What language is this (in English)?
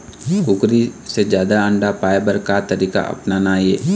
Chhattisgarhi